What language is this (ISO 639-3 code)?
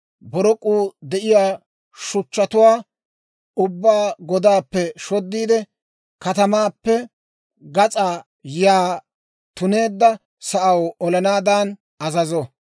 dwr